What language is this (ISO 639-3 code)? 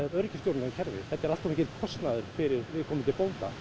isl